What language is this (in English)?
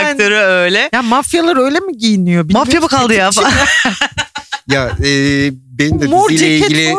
Turkish